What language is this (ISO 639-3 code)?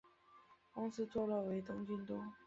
zho